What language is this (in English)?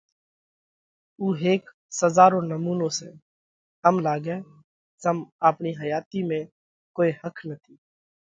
Parkari Koli